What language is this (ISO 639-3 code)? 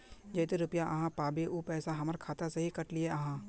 mag